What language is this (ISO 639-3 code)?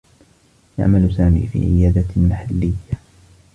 ara